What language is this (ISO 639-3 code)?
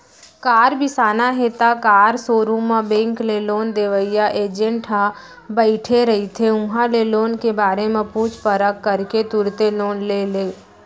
hne